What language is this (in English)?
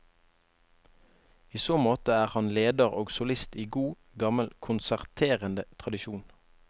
Norwegian